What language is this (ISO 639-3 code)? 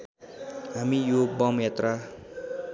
nep